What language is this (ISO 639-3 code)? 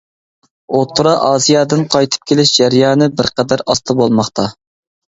uig